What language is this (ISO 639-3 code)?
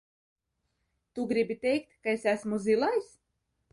lav